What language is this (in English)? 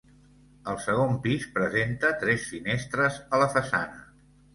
Catalan